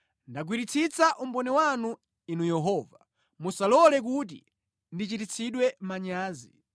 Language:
Nyanja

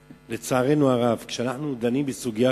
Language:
Hebrew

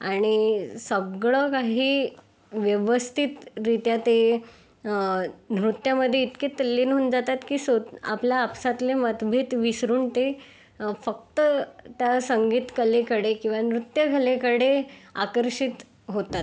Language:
Marathi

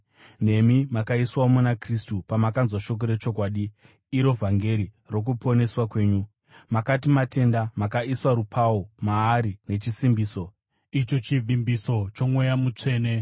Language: Shona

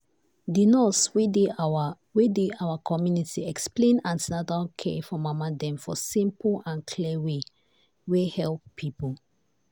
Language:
Nigerian Pidgin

